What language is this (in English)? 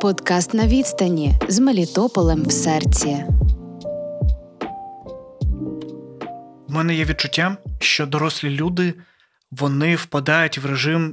Ukrainian